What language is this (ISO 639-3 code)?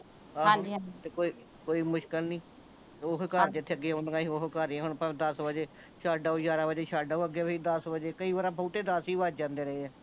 pan